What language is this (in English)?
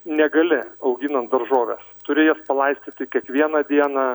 Lithuanian